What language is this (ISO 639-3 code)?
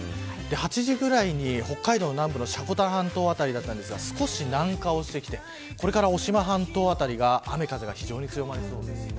jpn